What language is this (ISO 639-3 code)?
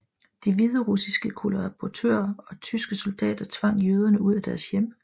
dan